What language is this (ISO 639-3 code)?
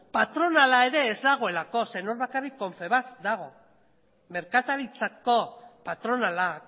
eus